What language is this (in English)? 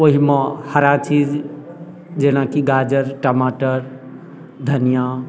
Maithili